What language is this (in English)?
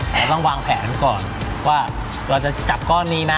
Thai